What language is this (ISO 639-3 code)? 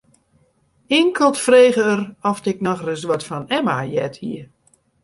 fry